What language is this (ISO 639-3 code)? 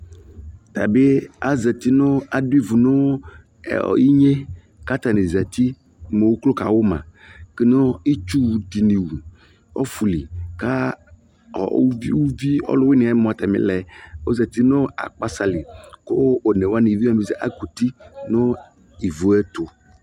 kpo